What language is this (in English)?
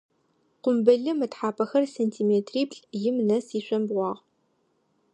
Adyghe